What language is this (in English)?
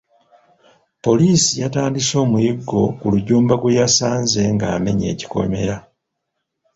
Ganda